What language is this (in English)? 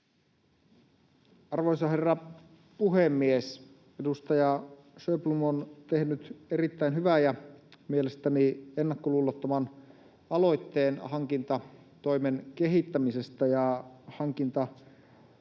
Finnish